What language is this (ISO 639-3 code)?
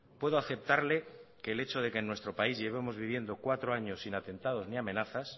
spa